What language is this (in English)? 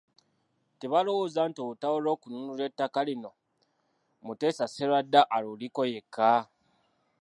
Ganda